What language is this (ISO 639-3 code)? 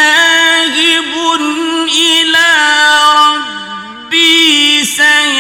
ara